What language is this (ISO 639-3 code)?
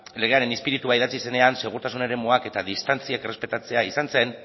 eus